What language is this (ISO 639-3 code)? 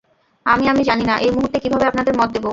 ben